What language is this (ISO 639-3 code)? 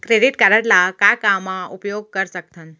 hne